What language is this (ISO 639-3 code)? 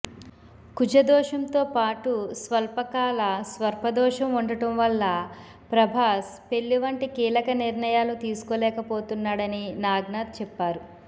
tel